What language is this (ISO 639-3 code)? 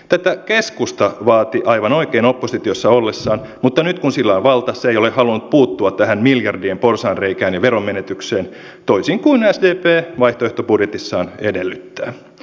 fin